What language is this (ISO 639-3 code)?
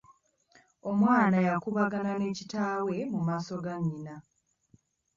lug